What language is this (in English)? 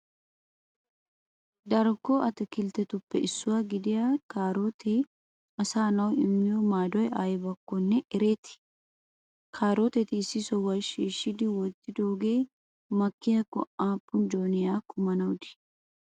Wolaytta